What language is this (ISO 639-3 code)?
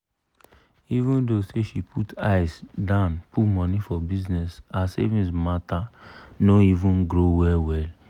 pcm